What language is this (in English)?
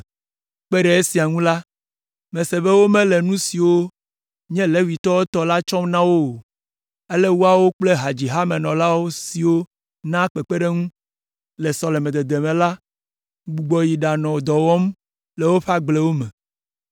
Ewe